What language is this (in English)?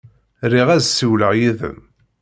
Kabyle